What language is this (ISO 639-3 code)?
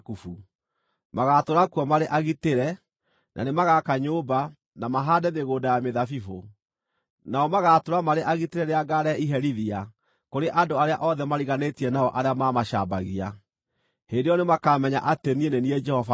kik